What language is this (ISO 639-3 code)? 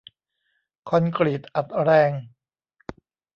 tha